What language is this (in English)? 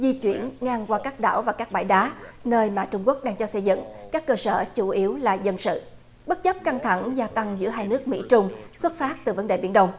Vietnamese